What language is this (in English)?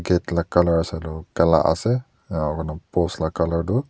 Naga Pidgin